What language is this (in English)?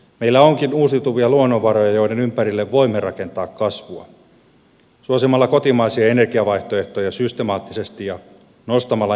Finnish